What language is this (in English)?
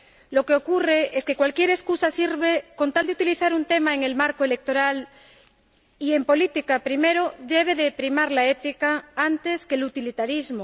Spanish